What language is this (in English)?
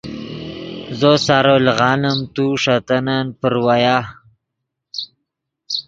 Yidgha